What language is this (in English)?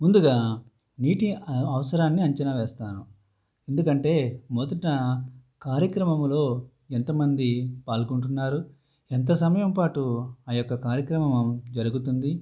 Telugu